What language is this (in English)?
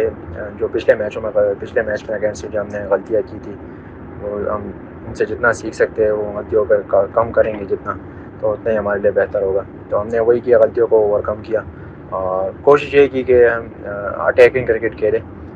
Urdu